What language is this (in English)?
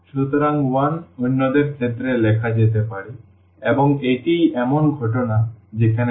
Bangla